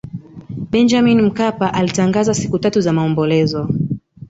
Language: Swahili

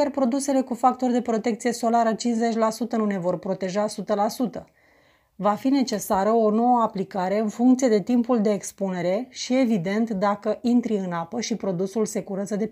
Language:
Romanian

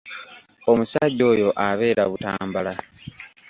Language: Ganda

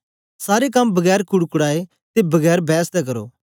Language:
Dogri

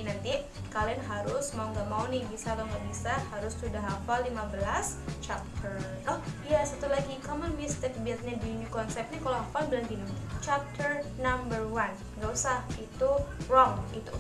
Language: Indonesian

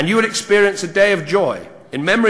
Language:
Hebrew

